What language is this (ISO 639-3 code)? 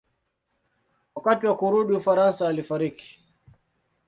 swa